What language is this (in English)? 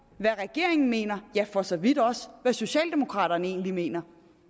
Danish